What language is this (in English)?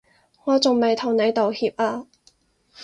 Cantonese